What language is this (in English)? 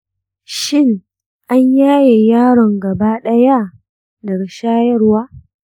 Hausa